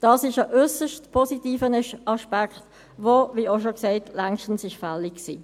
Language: Swiss German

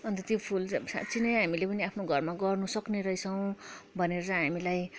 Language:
Nepali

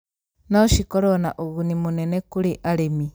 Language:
Kikuyu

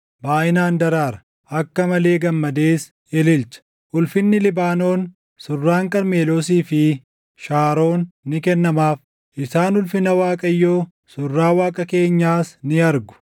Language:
Oromo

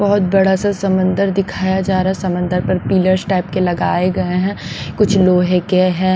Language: Hindi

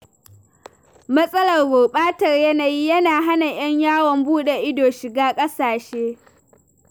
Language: Hausa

